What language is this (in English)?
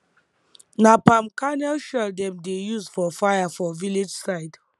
Nigerian Pidgin